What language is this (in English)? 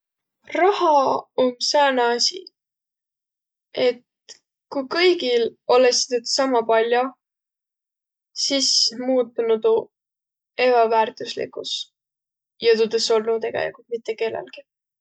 Võro